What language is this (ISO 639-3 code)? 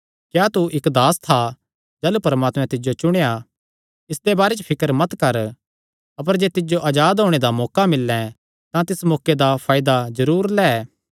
xnr